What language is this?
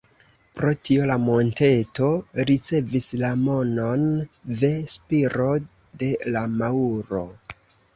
Esperanto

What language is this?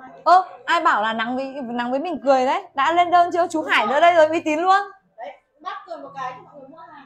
Vietnamese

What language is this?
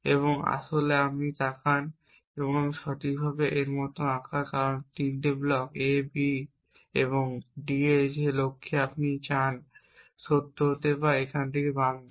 Bangla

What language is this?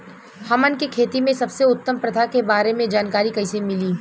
Bhojpuri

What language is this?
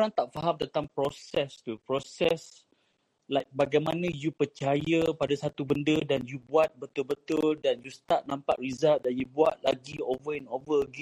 Malay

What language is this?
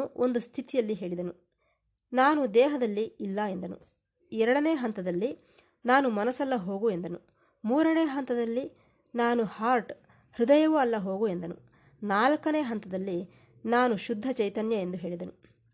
Kannada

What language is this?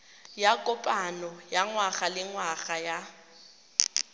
Tswana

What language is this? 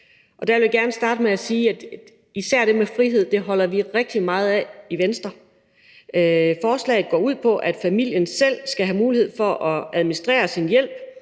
Danish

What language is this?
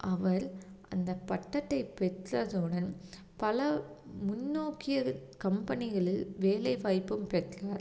Tamil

